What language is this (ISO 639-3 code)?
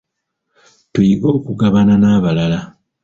lug